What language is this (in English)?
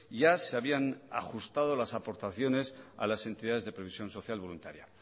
Spanish